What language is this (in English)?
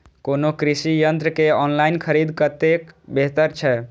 Maithili